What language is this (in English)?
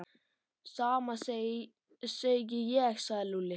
Icelandic